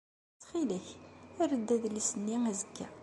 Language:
Kabyle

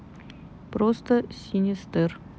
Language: Russian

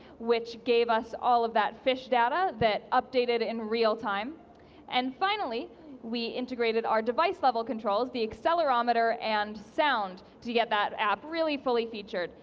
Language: English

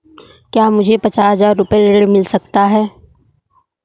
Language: Hindi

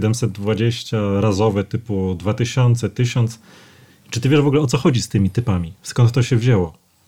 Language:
Polish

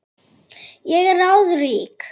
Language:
Icelandic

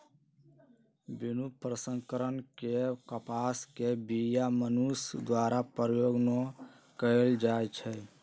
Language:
Magahi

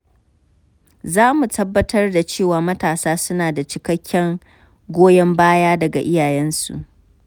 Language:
Hausa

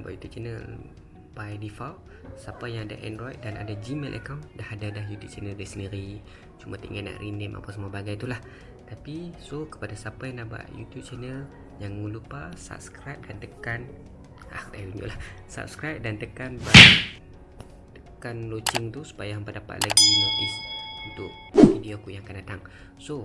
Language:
Malay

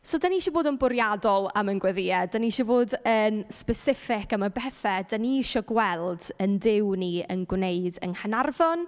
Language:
Welsh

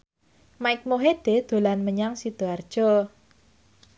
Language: Javanese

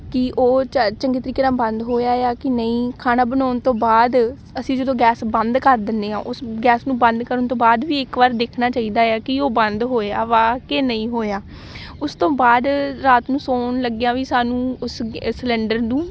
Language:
Punjabi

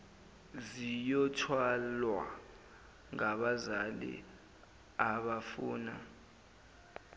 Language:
Zulu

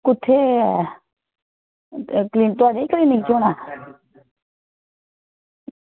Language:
Dogri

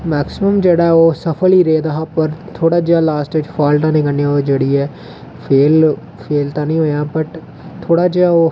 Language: Dogri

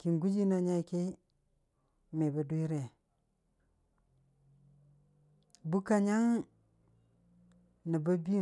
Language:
Dijim-Bwilim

